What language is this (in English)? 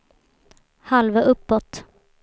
Swedish